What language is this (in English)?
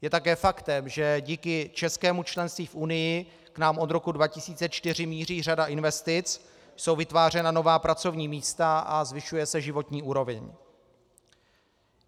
Czech